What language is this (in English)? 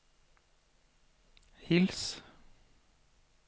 Norwegian